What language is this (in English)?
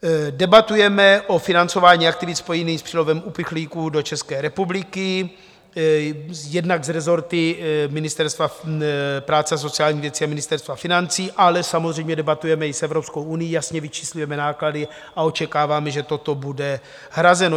Czech